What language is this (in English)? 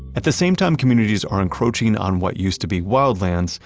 English